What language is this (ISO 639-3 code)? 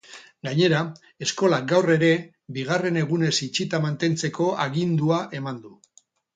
eus